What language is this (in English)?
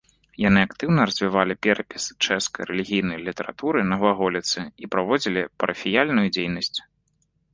Belarusian